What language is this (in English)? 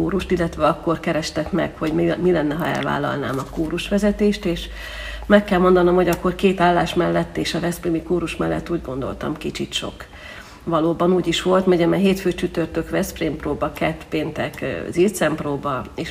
Hungarian